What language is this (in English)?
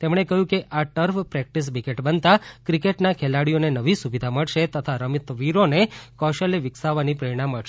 Gujarati